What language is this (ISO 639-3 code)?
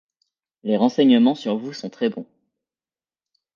fra